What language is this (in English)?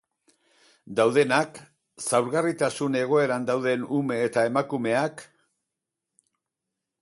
Basque